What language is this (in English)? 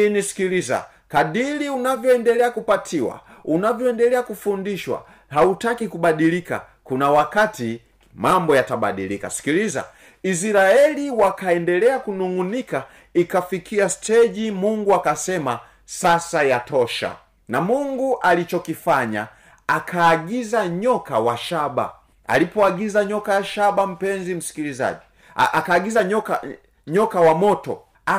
Swahili